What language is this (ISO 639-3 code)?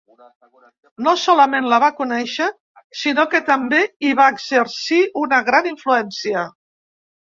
cat